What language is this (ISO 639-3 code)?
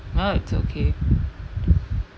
eng